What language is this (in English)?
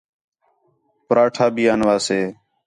Khetrani